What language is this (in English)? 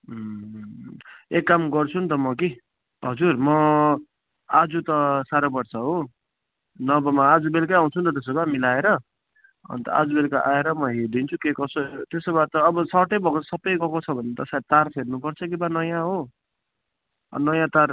Nepali